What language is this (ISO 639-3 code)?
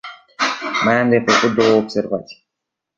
ron